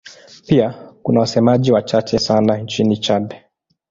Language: Swahili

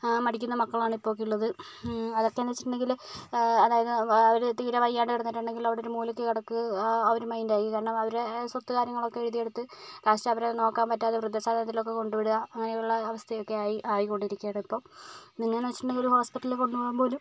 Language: Malayalam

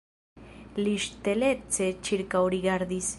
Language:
Esperanto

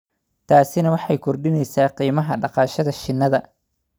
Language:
Somali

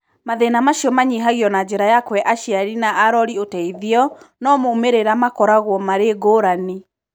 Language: Kikuyu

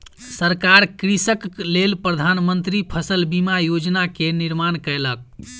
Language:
Maithili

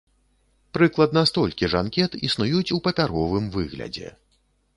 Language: Belarusian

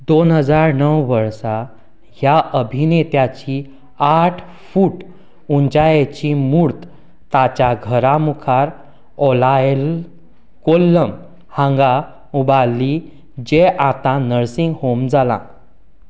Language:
Konkani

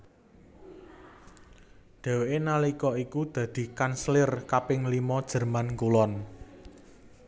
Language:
Javanese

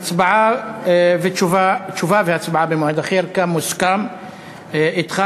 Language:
Hebrew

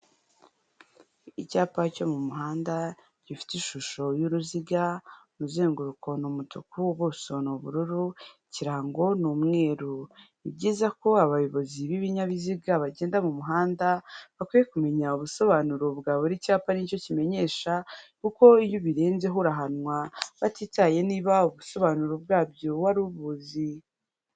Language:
Kinyarwanda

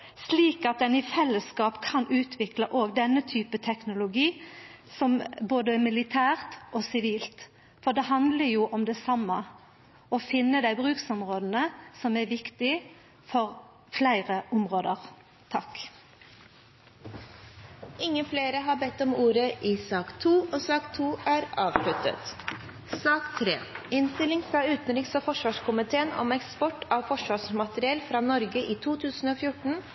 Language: Norwegian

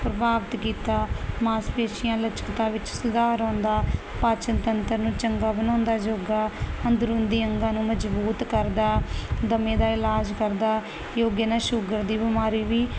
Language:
Punjabi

